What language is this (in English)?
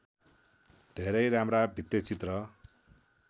Nepali